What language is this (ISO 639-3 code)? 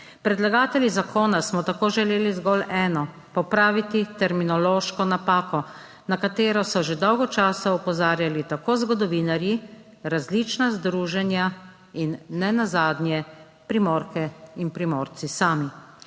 slv